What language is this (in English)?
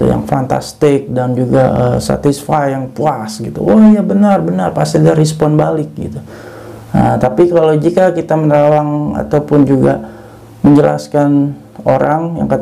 Indonesian